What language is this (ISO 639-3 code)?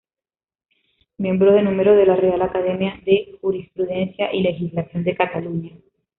spa